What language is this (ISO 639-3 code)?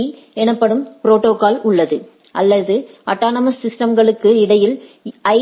tam